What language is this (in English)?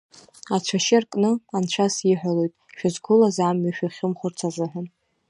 Abkhazian